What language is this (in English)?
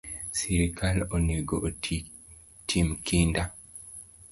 Luo (Kenya and Tanzania)